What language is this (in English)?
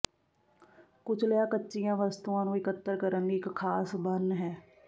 Punjabi